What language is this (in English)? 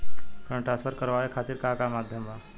Bhojpuri